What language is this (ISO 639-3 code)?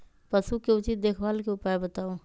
mag